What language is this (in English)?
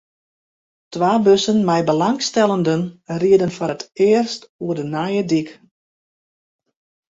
Western Frisian